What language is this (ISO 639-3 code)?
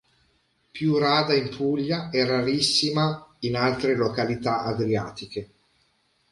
ita